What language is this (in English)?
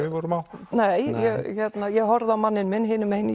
Icelandic